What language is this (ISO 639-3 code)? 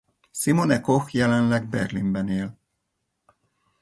hun